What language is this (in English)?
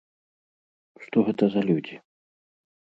Belarusian